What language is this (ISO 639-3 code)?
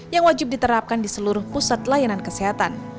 ind